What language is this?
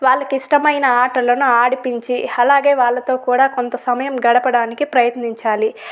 Telugu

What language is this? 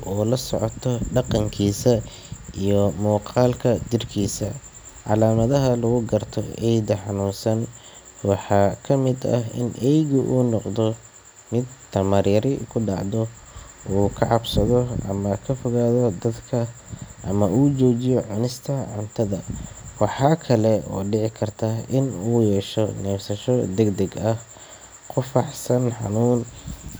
Somali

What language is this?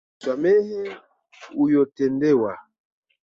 Swahili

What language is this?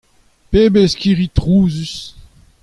Breton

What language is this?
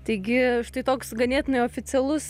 Lithuanian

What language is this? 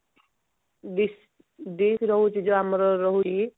Odia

